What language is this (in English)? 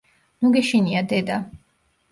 Georgian